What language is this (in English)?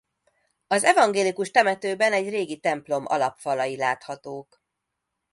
Hungarian